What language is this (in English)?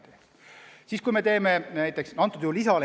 Estonian